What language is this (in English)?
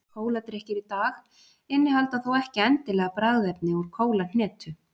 Icelandic